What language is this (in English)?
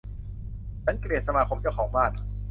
Thai